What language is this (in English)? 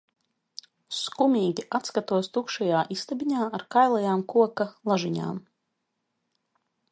Latvian